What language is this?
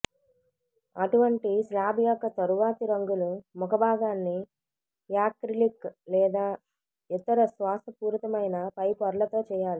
Telugu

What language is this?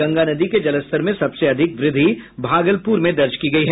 Hindi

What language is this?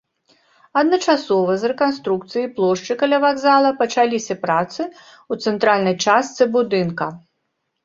Belarusian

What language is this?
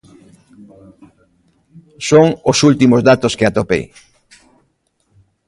Galician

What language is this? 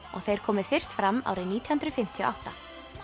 Icelandic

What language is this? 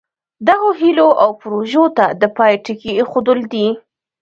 Pashto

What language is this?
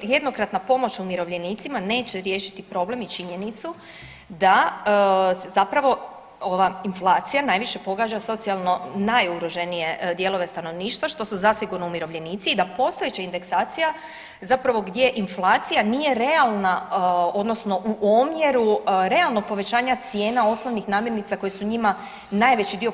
Croatian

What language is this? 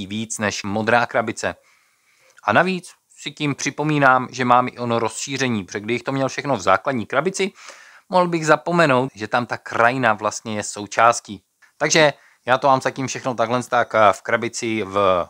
Czech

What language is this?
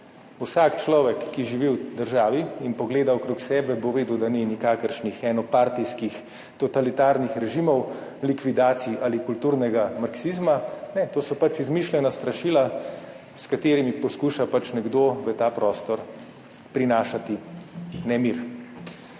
Slovenian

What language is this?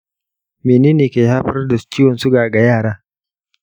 Hausa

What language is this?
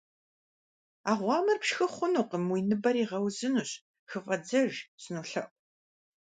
Kabardian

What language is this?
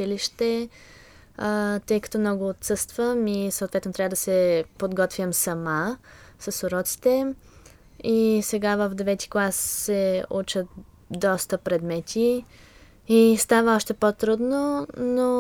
Bulgarian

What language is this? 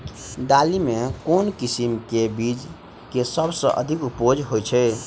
Maithili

